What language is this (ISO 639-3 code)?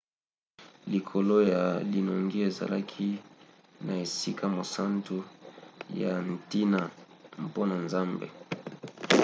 lin